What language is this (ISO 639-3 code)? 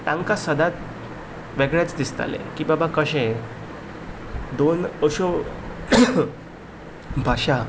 kok